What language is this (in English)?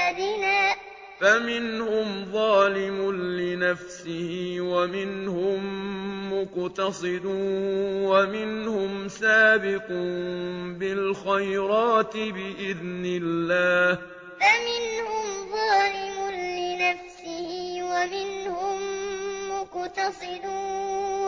Arabic